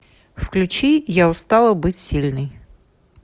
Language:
Russian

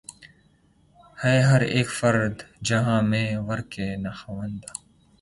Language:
Urdu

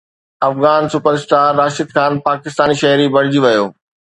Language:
Sindhi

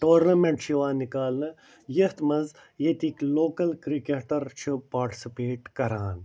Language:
Kashmiri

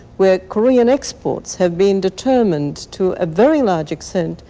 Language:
English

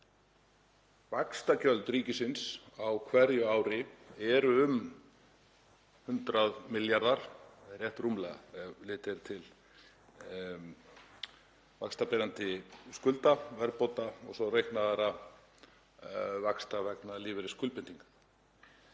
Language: Icelandic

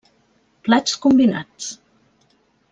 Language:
Catalan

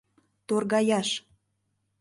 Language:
Mari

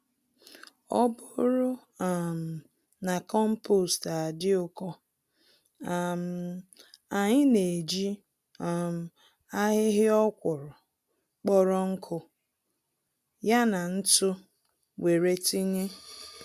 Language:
Igbo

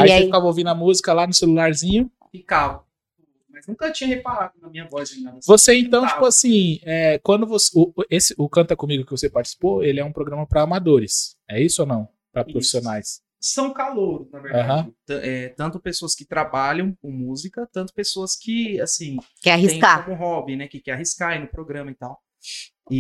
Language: Portuguese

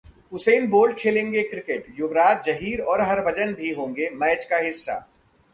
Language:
Hindi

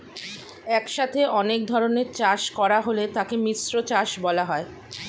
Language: Bangla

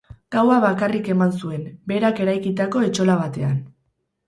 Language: Basque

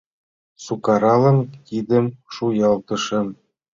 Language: Mari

